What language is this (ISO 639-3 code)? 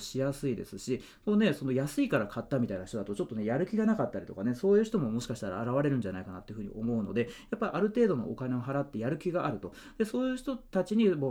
jpn